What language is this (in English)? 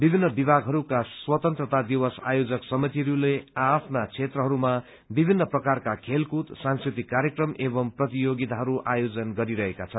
Nepali